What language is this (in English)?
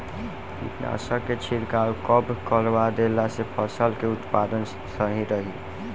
Bhojpuri